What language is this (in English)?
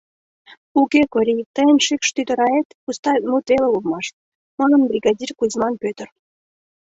Mari